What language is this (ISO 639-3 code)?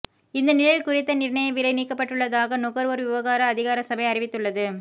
tam